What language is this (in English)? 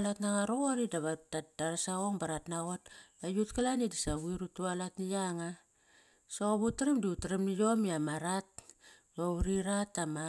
Kairak